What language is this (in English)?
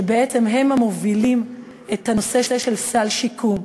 Hebrew